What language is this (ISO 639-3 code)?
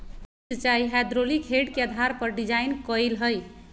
mag